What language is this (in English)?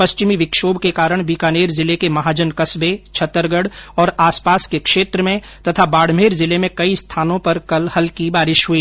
Hindi